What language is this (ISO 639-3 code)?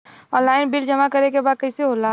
bho